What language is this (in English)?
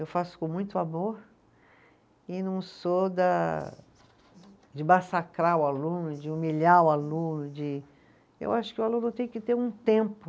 Portuguese